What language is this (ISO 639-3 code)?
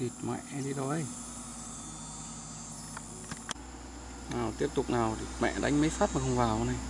vie